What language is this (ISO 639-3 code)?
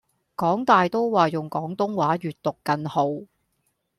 yue